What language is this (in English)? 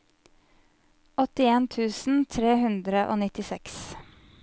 Norwegian